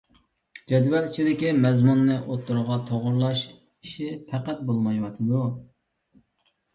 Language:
Uyghur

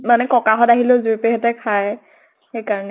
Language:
Assamese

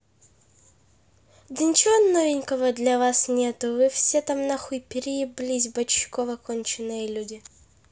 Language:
Russian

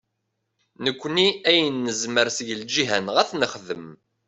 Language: Kabyle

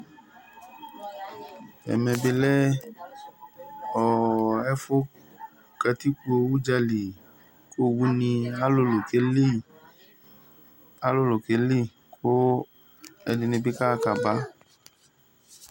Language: Ikposo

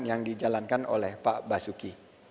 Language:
Indonesian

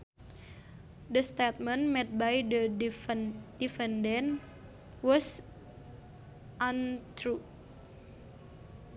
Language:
Sundanese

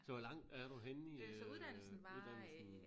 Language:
Danish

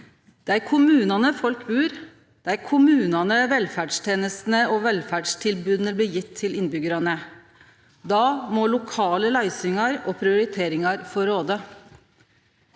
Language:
Norwegian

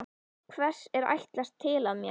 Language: Icelandic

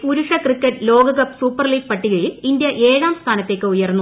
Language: Malayalam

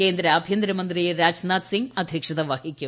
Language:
Malayalam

